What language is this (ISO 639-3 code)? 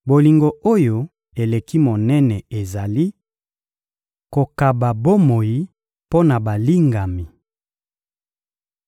lin